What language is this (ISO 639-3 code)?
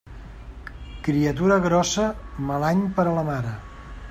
cat